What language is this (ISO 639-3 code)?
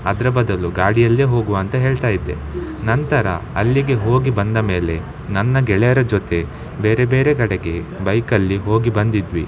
kan